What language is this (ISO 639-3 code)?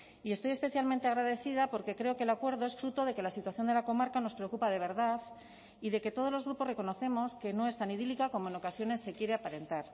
spa